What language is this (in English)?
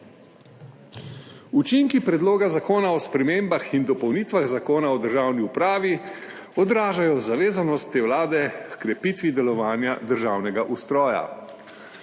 Slovenian